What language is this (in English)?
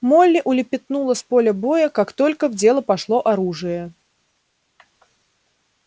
Russian